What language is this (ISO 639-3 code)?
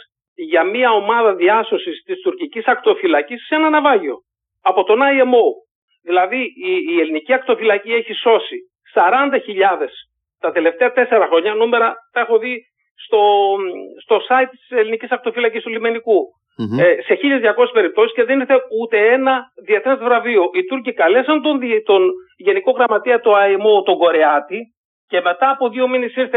ell